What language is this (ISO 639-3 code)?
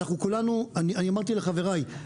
heb